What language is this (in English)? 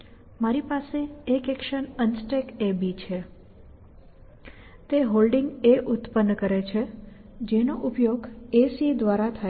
Gujarati